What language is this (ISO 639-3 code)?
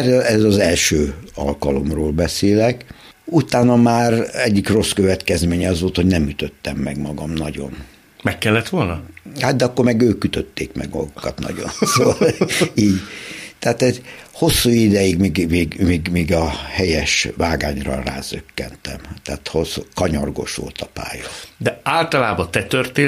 hun